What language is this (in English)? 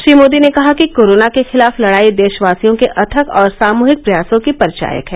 Hindi